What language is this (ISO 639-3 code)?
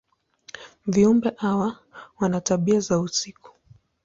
swa